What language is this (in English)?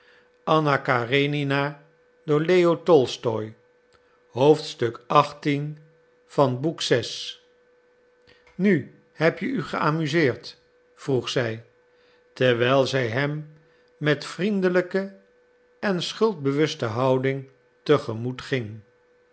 Dutch